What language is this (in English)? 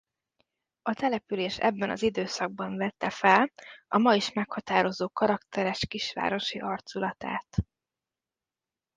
Hungarian